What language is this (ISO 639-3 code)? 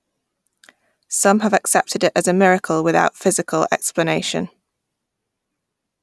eng